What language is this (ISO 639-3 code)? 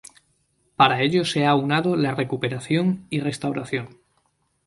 spa